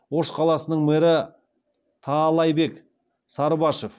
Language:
Kazakh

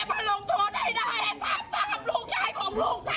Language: Thai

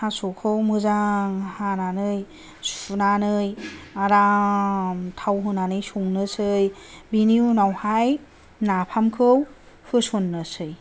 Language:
Bodo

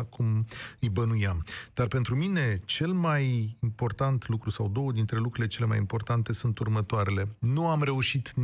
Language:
Romanian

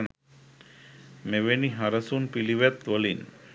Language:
Sinhala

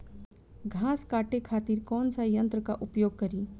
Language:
Bhojpuri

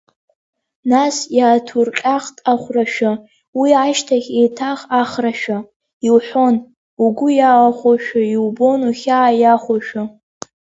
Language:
Abkhazian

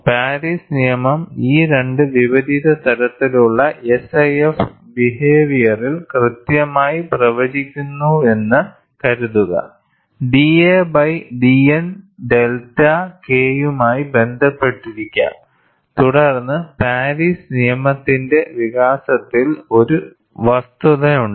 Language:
Malayalam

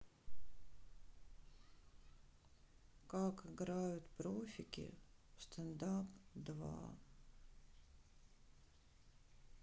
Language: Russian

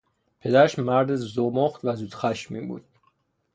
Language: Persian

